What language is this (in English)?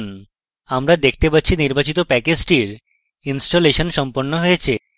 Bangla